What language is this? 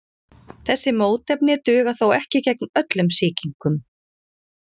Icelandic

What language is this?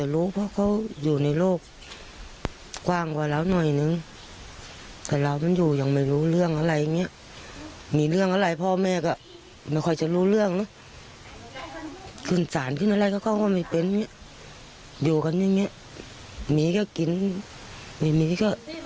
Thai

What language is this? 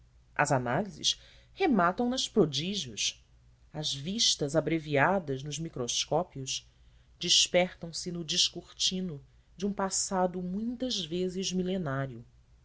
Portuguese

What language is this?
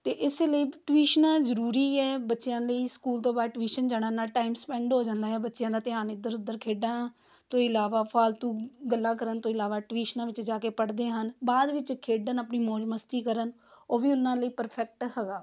Punjabi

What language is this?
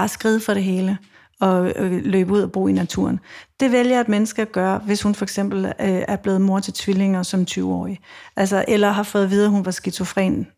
Danish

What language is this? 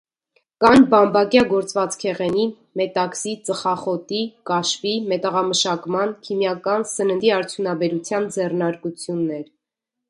Armenian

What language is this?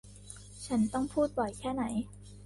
Thai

